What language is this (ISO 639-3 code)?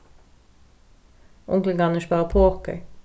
fao